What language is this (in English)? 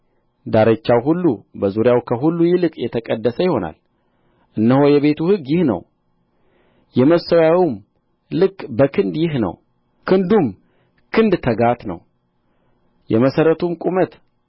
Amharic